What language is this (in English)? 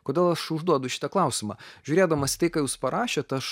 Lithuanian